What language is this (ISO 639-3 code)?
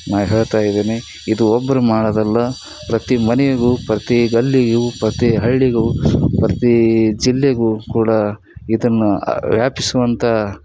kan